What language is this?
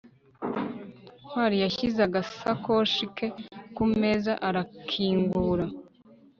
Kinyarwanda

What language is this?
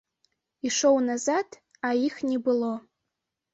Belarusian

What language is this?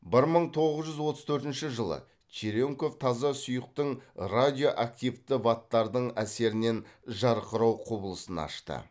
Kazakh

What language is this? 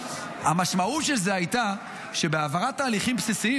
Hebrew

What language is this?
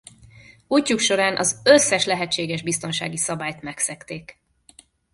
Hungarian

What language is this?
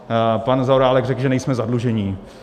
Czech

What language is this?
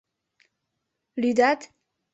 Mari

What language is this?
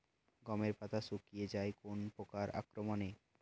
Bangla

